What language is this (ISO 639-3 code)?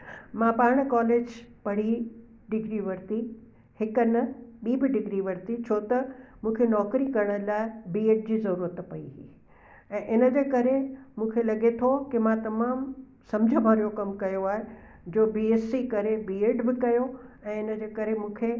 snd